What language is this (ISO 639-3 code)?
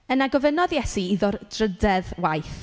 cym